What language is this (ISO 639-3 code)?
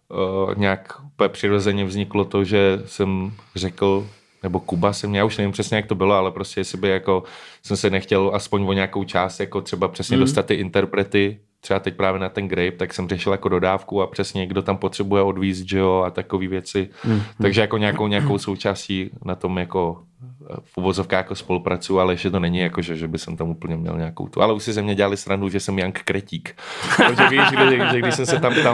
ces